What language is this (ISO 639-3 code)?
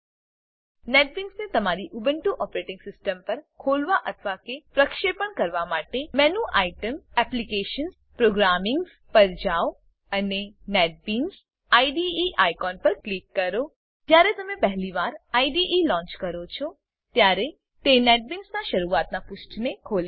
guj